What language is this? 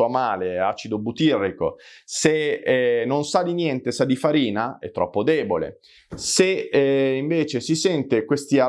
Italian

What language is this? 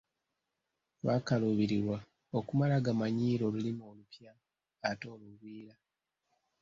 Ganda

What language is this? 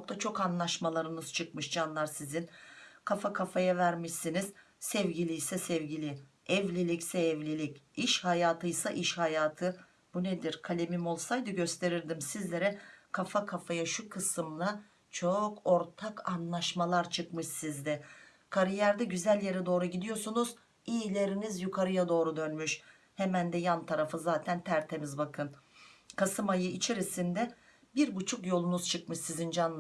Turkish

